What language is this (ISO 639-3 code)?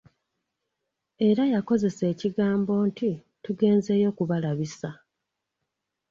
lug